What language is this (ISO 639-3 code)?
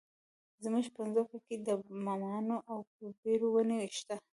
pus